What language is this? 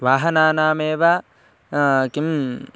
Sanskrit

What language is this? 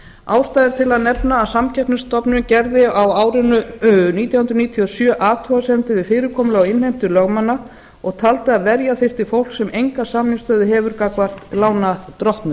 Icelandic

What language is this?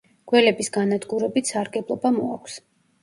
Georgian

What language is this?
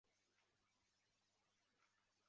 Chinese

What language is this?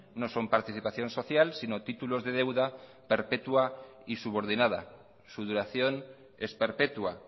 Spanish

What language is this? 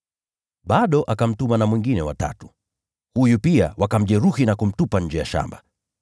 Swahili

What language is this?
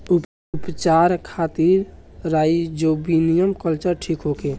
Bhojpuri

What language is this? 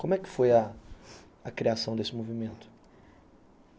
Portuguese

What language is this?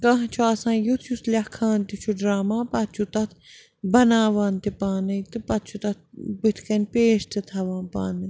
Kashmiri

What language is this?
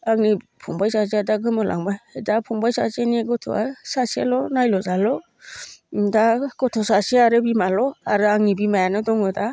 Bodo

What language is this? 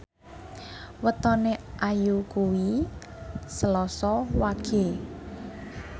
Javanese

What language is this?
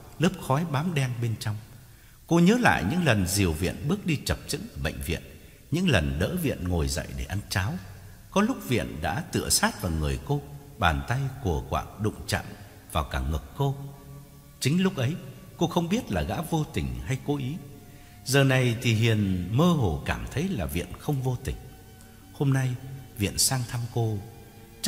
Vietnamese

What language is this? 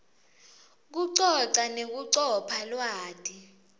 Swati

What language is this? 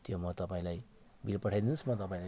Nepali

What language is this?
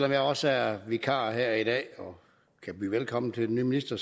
Danish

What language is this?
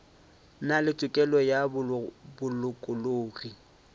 Northern Sotho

